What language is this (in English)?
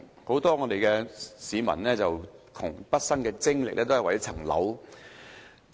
Cantonese